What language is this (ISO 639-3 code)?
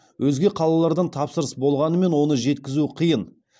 kaz